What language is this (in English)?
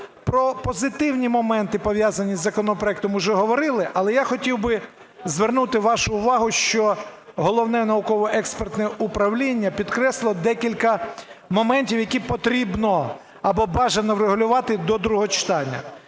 Ukrainian